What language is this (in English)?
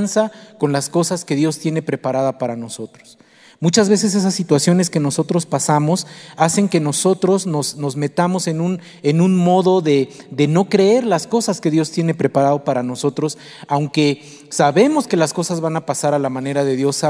Spanish